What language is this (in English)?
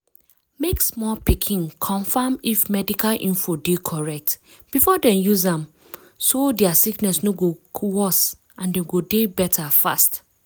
Nigerian Pidgin